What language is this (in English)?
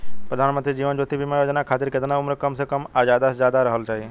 Bhojpuri